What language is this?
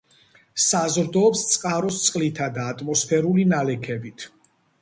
Georgian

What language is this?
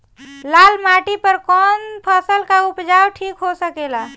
Bhojpuri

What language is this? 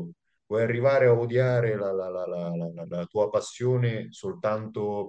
Italian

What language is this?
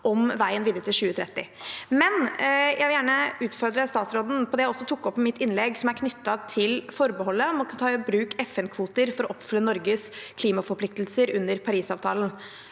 Norwegian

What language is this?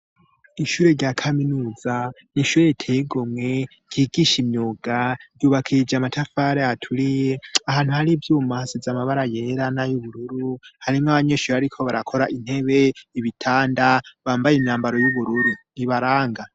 Rundi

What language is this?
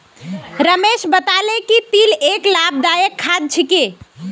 Magahi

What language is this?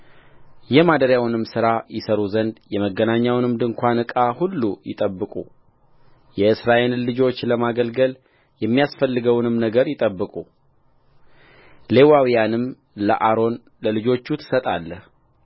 Amharic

